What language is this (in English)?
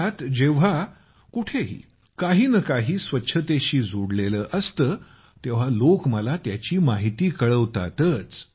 Marathi